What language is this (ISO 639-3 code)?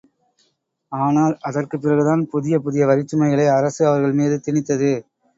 tam